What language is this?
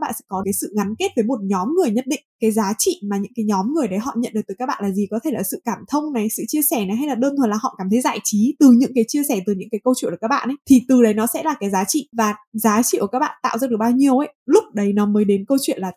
Vietnamese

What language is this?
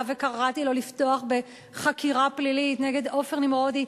Hebrew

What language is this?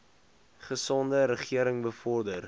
Afrikaans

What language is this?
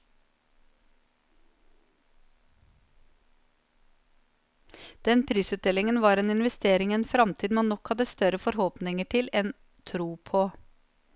Norwegian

